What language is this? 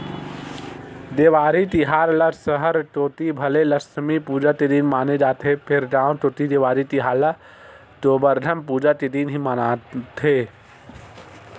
Chhattisgarhi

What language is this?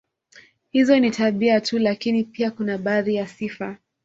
Swahili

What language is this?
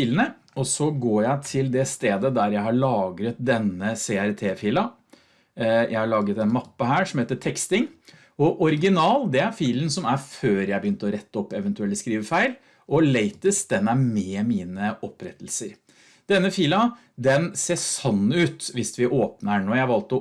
Norwegian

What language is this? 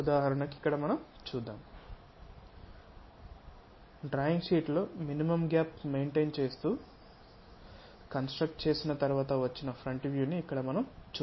Telugu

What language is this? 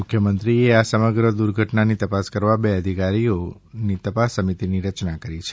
Gujarati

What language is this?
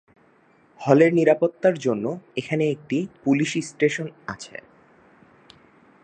Bangla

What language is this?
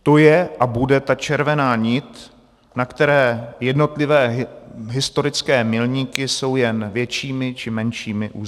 Czech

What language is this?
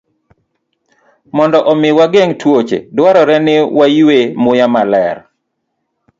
Luo (Kenya and Tanzania)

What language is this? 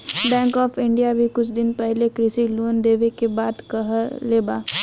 Bhojpuri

